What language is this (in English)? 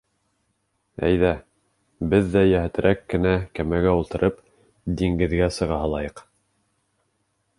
Bashkir